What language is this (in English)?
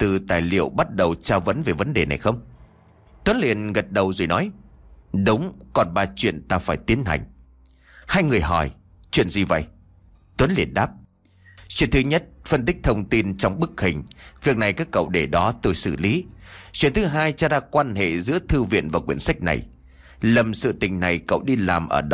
Vietnamese